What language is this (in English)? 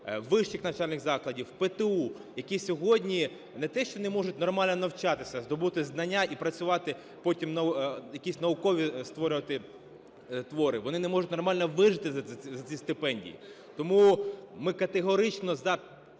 Ukrainian